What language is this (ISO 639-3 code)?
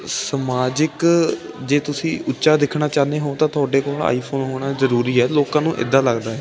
pan